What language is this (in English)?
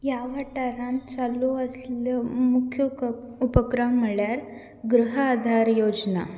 Konkani